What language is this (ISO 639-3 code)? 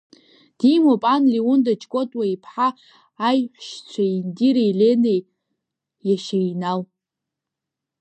abk